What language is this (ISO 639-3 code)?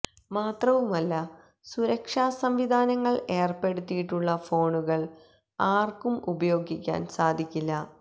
mal